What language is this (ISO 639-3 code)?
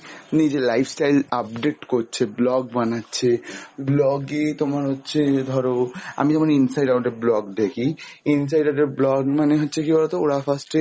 ben